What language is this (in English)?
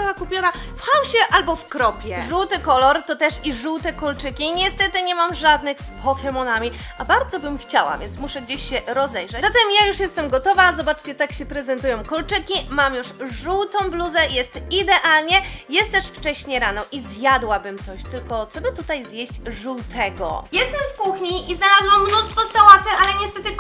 Polish